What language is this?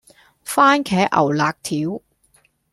Cantonese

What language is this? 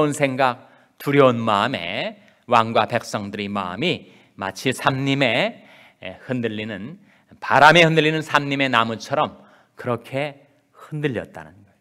Korean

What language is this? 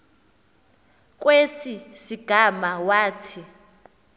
Xhosa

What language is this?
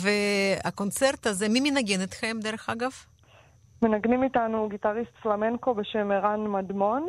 Hebrew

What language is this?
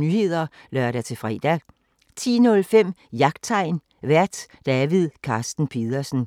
Danish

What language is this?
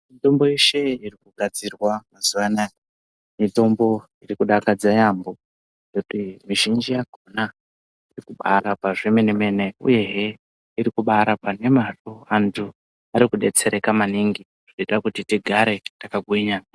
Ndau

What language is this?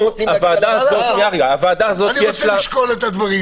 Hebrew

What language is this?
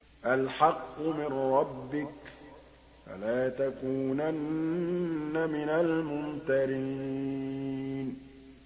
Arabic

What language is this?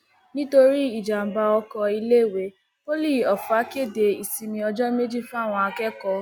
Yoruba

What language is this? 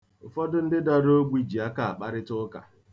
Igbo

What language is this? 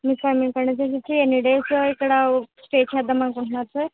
Telugu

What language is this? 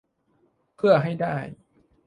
Thai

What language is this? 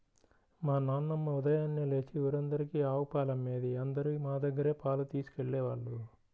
Telugu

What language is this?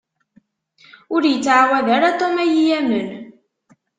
Kabyle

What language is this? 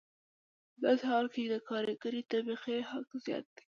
Pashto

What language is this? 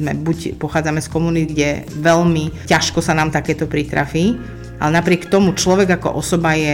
Slovak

